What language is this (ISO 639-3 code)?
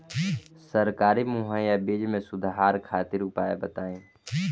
bho